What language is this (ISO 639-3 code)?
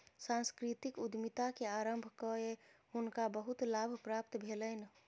mai